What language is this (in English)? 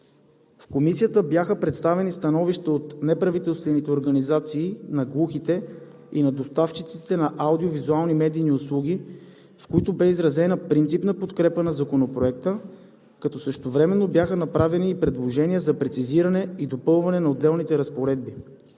Bulgarian